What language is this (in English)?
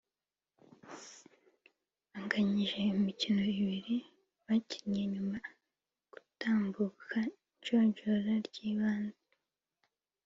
Kinyarwanda